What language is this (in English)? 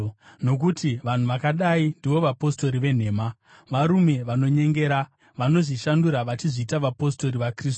Shona